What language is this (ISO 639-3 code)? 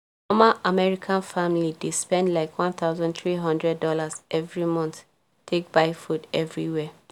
pcm